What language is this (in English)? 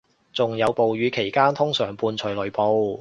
Cantonese